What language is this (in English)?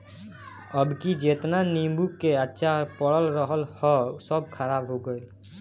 Bhojpuri